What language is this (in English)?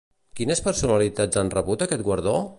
Catalan